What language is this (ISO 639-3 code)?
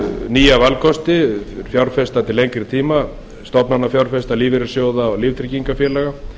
isl